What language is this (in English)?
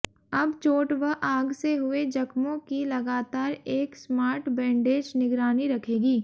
Hindi